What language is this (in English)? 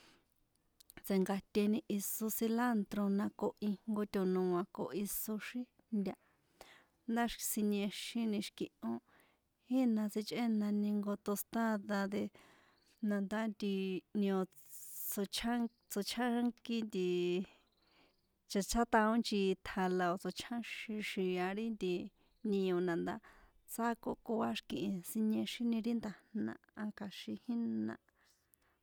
San Juan Atzingo Popoloca